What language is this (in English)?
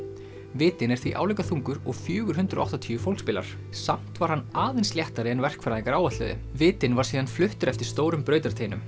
Icelandic